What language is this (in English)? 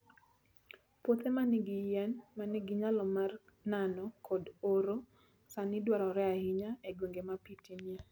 Luo (Kenya and Tanzania)